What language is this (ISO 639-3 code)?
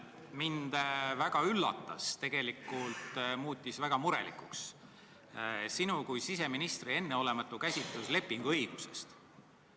est